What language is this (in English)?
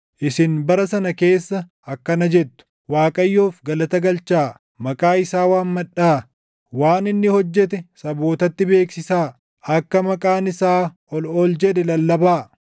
Oromo